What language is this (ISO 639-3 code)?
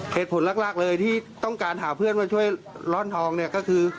tha